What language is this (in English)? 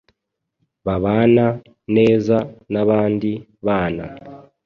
Kinyarwanda